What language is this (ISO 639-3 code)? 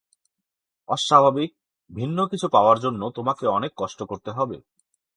ben